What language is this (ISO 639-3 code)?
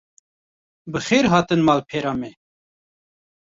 kur